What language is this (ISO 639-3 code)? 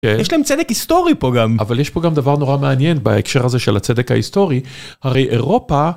heb